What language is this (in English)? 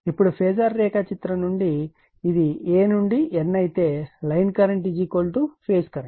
Telugu